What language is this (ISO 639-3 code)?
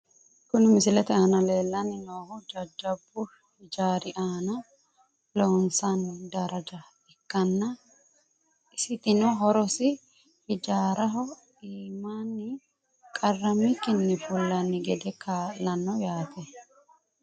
sid